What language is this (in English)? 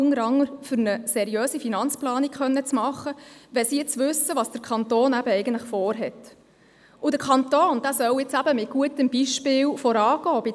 Swiss German